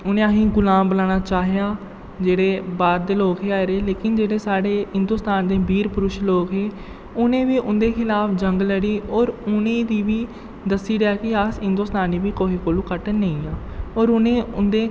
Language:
Dogri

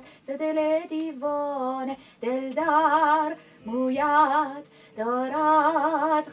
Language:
Persian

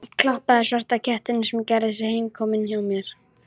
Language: Icelandic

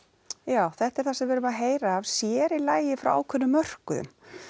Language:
Icelandic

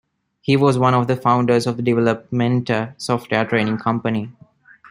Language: English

